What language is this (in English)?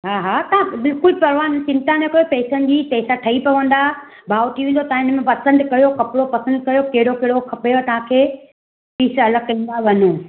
Sindhi